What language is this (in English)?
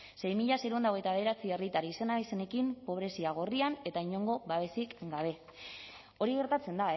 Basque